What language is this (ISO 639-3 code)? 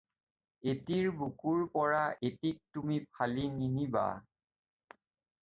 asm